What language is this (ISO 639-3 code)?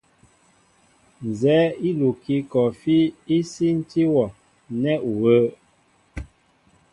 mbo